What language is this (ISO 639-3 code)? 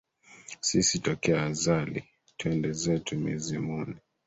swa